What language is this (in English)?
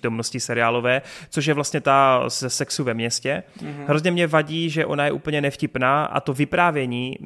Czech